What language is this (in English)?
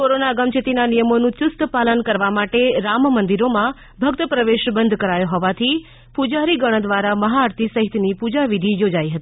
Gujarati